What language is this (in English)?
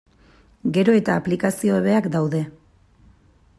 Basque